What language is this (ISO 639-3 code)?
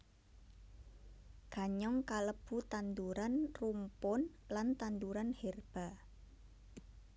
jav